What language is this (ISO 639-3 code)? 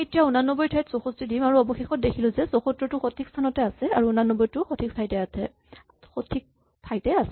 asm